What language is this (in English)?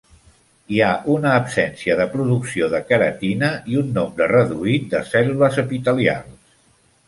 Catalan